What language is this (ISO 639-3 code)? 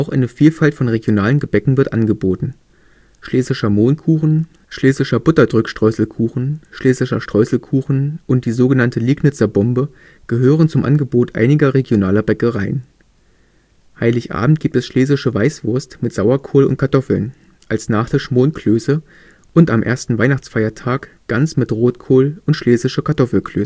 deu